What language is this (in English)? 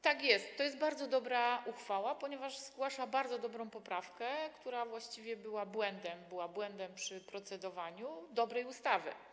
Polish